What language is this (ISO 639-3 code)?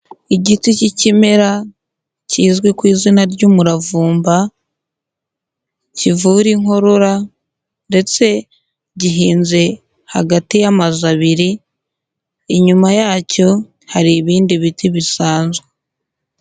kin